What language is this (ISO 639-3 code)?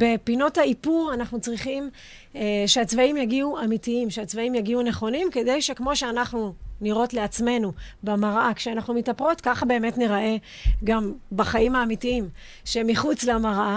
heb